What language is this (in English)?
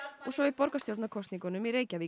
Icelandic